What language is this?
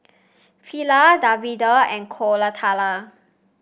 English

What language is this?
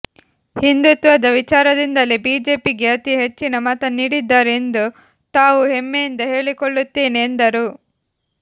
Kannada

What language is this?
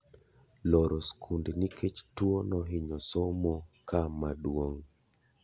Luo (Kenya and Tanzania)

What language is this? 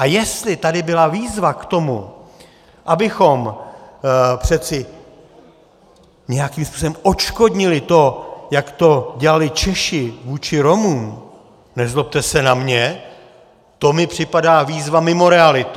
Czech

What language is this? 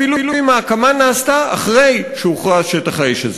Hebrew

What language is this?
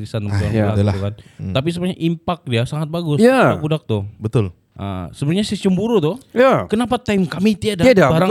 Malay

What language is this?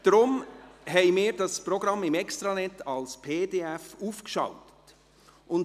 Swiss German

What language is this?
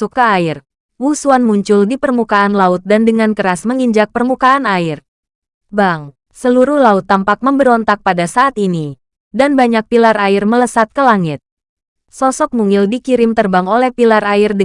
Indonesian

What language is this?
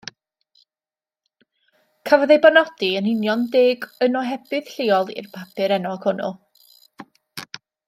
Welsh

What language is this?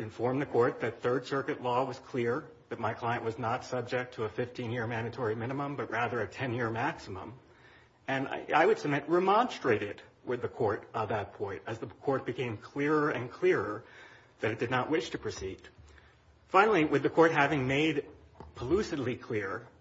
English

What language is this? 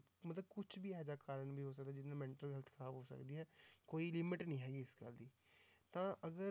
Punjabi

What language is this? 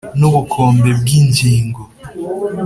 Kinyarwanda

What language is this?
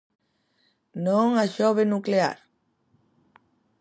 Galician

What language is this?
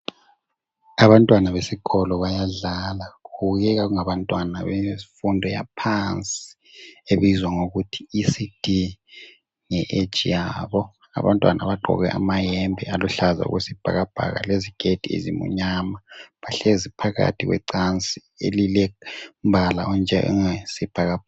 North Ndebele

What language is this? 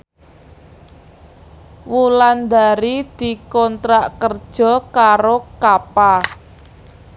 Javanese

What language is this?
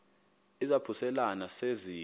Xhosa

